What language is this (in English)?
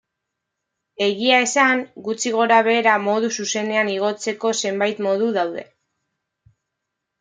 Basque